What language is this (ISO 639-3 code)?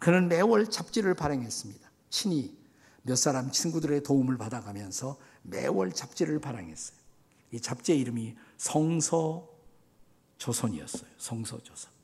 kor